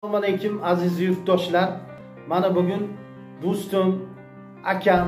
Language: Turkish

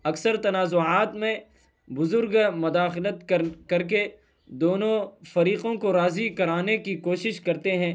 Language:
Urdu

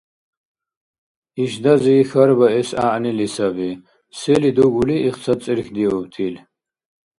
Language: Dargwa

